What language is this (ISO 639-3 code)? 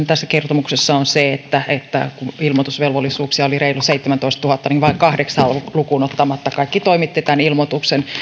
fin